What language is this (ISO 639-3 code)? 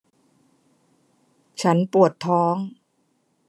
tha